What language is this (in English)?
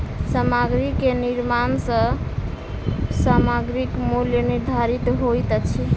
Maithili